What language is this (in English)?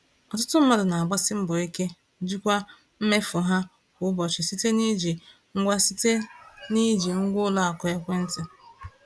Igbo